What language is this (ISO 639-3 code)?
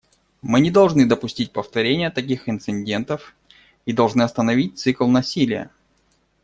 rus